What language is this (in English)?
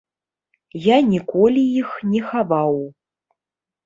Belarusian